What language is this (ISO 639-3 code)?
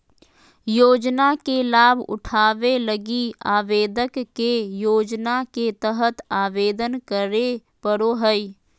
mag